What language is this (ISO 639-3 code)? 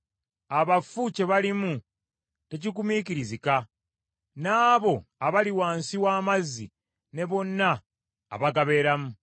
lug